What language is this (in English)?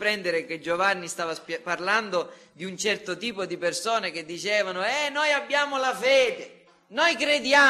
Italian